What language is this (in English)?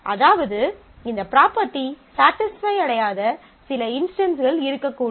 Tamil